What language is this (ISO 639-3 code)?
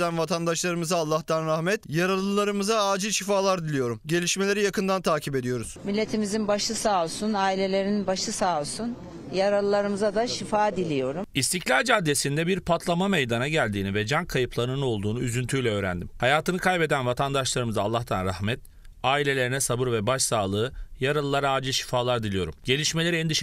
tur